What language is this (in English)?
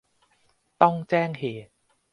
Thai